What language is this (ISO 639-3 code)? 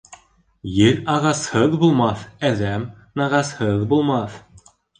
bak